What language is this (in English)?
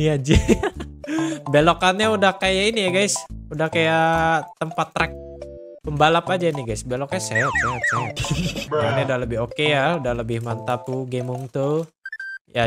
Indonesian